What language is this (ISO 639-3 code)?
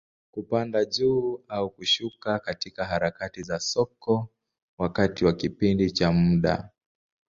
swa